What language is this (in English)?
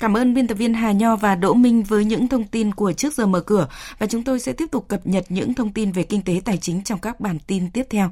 Vietnamese